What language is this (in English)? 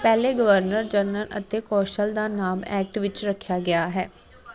Punjabi